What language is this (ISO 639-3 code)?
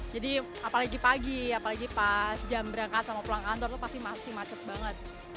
ind